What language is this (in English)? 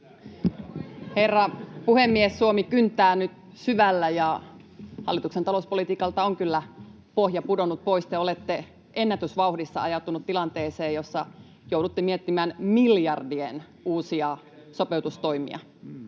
Finnish